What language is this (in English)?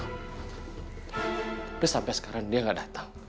Indonesian